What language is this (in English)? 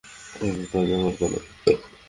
Bangla